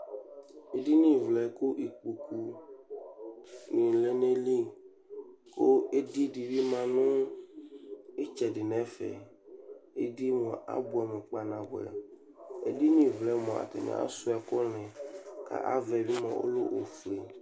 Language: Ikposo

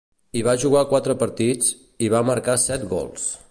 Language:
Catalan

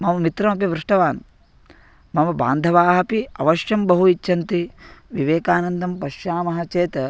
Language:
Sanskrit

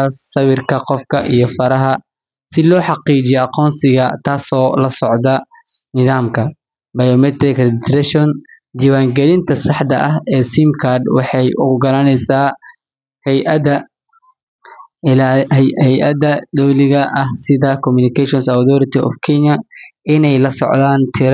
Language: Somali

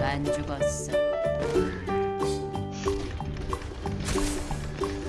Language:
Korean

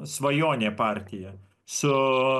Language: Lithuanian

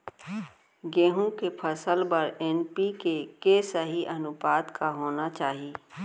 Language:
Chhattisgarhi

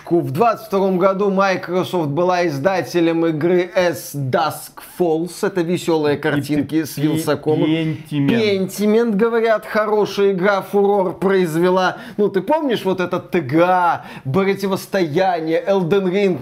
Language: Russian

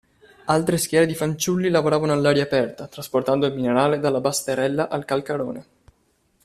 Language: Italian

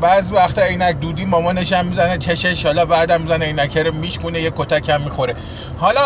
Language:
Persian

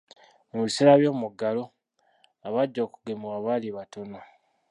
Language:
Ganda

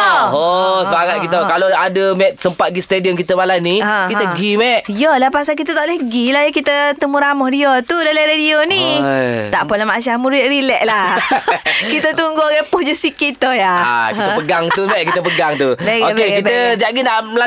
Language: Malay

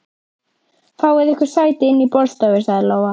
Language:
Icelandic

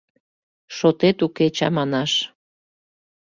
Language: Mari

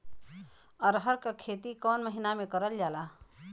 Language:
Bhojpuri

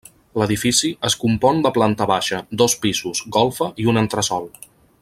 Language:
Catalan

